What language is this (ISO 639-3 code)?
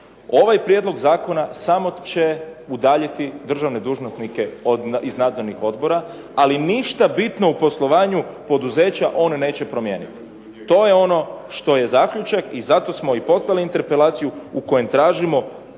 hrv